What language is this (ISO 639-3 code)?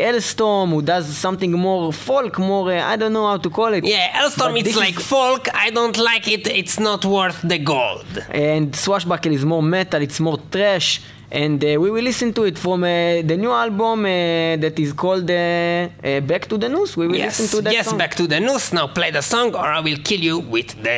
heb